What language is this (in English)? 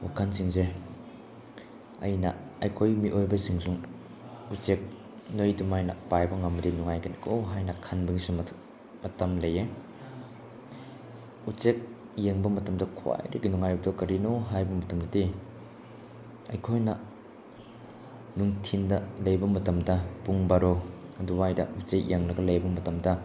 Manipuri